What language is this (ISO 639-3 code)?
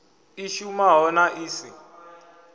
ven